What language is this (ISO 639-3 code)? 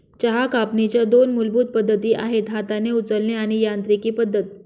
mar